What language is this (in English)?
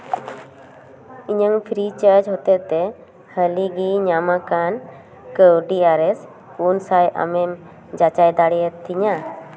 Santali